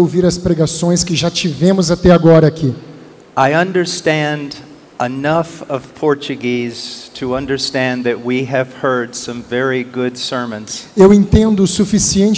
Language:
Portuguese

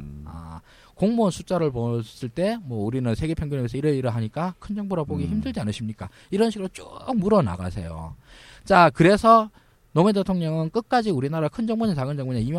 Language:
Korean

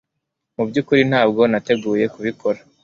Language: Kinyarwanda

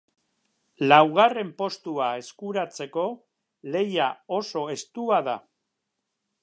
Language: Basque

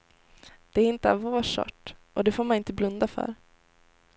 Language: Swedish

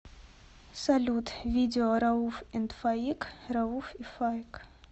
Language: Russian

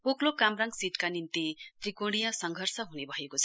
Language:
Nepali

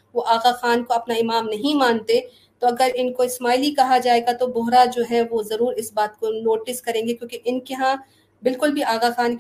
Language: Urdu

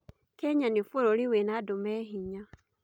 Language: Kikuyu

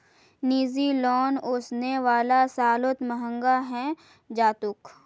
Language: Magahi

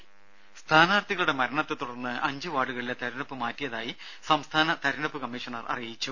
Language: Malayalam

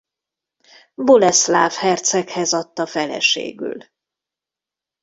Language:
Hungarian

